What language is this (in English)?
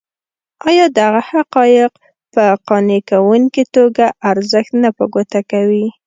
Pashto